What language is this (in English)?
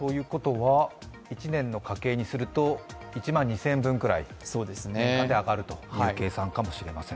Japanese